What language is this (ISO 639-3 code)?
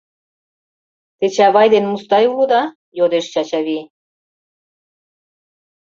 chm